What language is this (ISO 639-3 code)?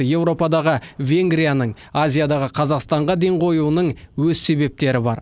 kaz